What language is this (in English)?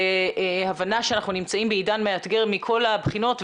Hebrew